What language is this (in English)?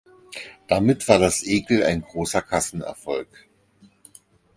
German